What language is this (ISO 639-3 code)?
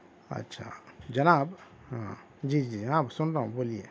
urd